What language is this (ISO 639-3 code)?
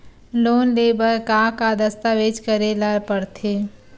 hne